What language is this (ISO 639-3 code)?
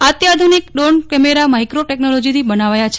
guj